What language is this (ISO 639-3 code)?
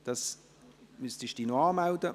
gsw